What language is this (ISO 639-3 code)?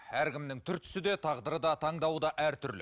kaz